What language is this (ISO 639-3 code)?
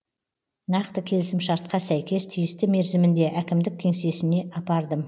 kaz